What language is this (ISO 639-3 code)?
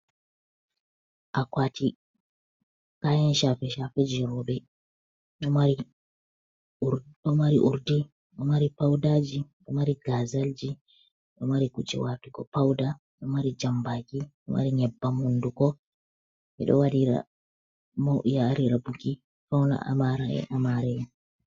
ful